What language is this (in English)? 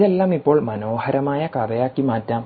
Malayalam